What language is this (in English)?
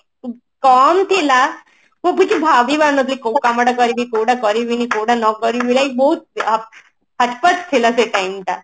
Odia